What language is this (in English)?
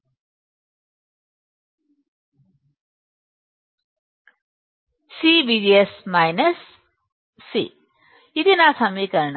Telugu